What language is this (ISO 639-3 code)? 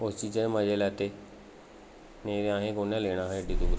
doi